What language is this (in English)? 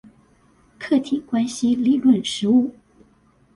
Chinese